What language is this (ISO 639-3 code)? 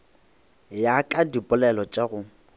nso